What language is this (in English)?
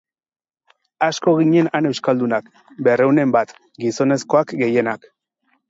Basque